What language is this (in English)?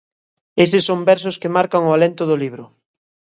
Galician